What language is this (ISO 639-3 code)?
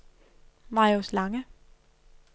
dan